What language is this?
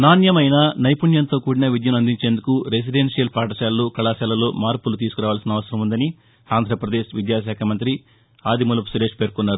Telugu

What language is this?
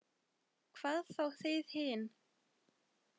Icelandic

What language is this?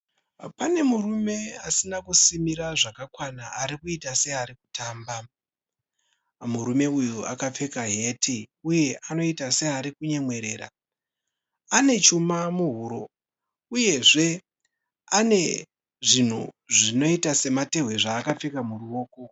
Shona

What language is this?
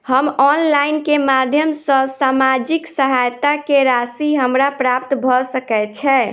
Maithili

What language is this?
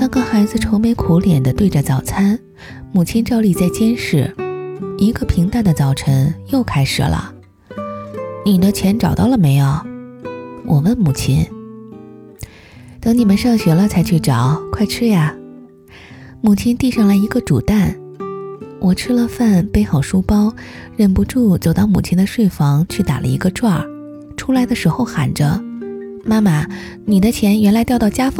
Chinese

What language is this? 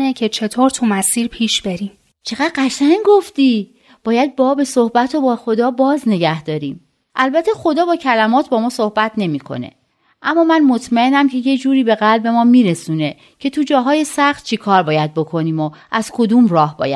Persian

